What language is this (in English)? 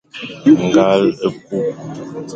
Fang